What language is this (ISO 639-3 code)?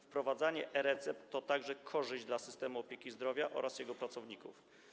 pol